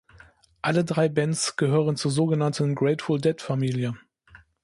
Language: German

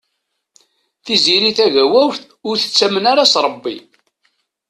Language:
Kabyle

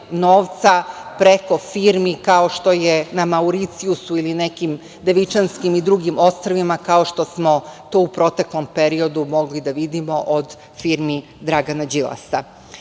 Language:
Serbian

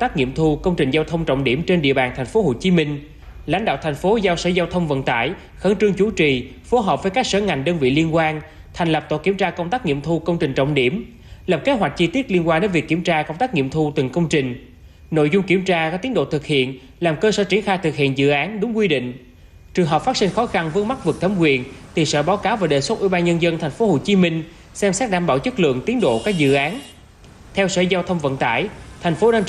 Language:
Vietnamese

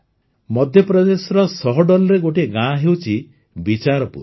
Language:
Odia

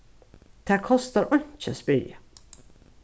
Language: Faroese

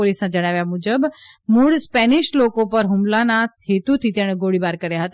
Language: Gujarati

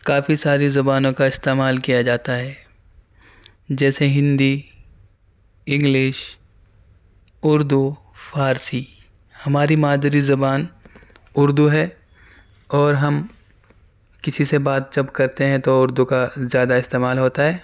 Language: Urdu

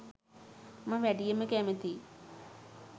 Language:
Sinhala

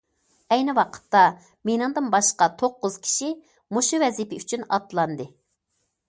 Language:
Uyghur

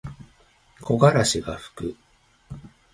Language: Japanese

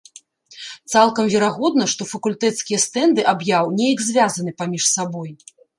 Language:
Belarusian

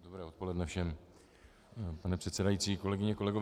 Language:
Czech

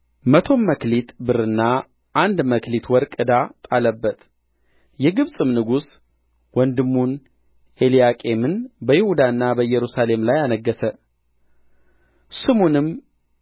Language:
Amharic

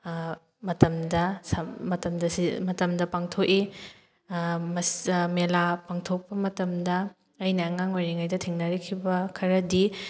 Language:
Manipuri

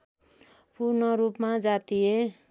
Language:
Nepali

